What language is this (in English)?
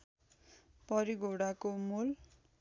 Nepali